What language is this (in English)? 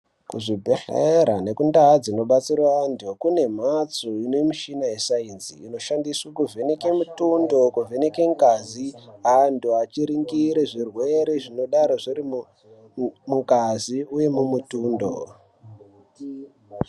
Ndau